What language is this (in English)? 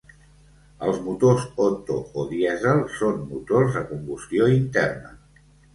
Catalan